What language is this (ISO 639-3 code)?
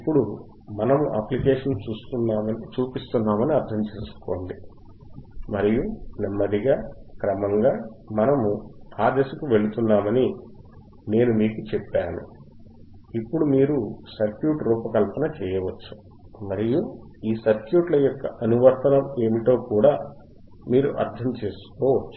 tel